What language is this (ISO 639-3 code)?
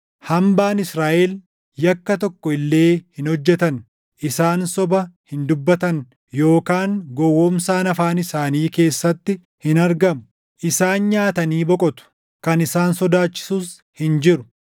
orm